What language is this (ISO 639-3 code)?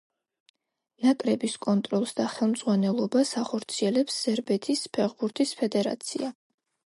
kat